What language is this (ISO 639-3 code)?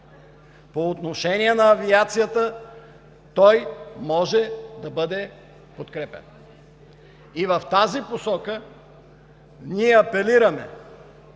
bul